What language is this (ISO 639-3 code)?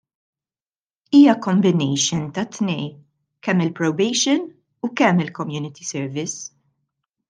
mlt